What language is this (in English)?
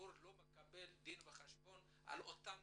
Hebrew